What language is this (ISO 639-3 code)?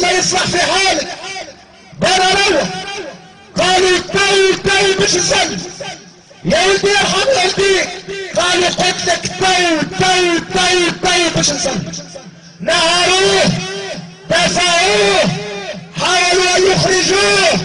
ara